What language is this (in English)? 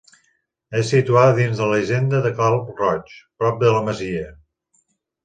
Catalan